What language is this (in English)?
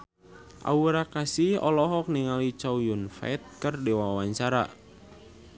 Sundanese